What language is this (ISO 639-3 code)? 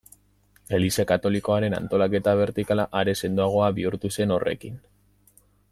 eus